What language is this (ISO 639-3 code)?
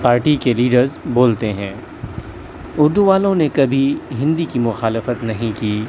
urd